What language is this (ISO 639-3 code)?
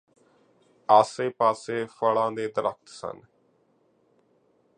pan